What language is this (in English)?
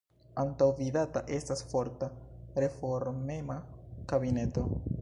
Esperanto